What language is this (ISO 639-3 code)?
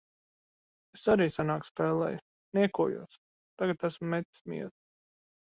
lav